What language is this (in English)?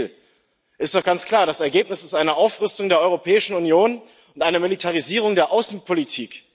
German